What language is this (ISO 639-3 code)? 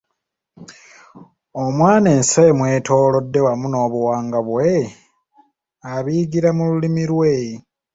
lug